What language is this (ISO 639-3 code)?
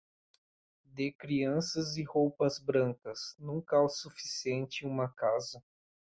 por